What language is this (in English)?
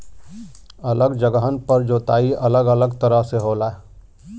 Bhojpuri